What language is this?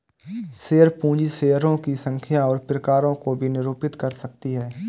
Hindi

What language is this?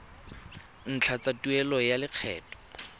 Tswana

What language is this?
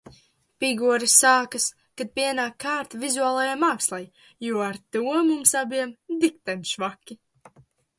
Latvian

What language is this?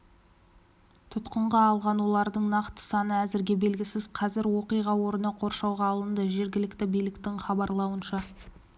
Kazakh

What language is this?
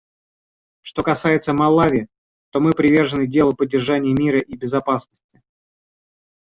Russian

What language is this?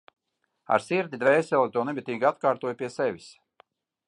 Latvian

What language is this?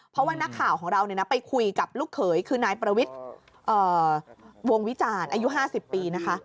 Thai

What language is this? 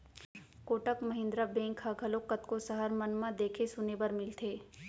Chhattisgarhi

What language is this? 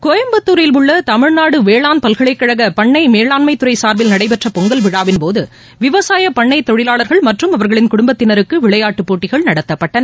Tamil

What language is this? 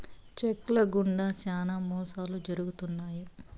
Telugu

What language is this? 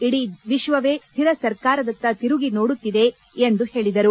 Kannada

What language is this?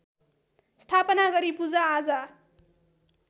Nepali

